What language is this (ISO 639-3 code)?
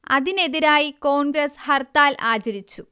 mal